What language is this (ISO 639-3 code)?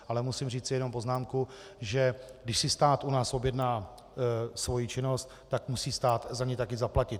ces